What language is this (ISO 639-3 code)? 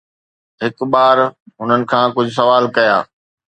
snd